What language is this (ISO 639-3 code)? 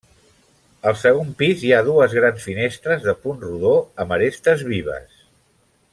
cat